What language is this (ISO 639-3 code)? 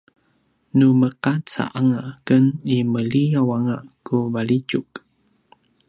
pwn